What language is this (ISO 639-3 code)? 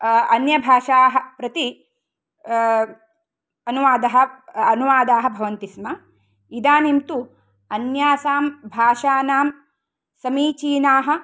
san